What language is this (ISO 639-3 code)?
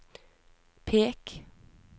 nor